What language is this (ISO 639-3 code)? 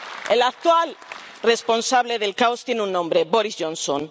spa